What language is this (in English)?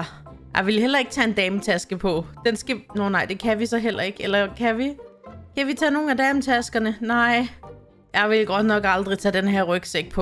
Danish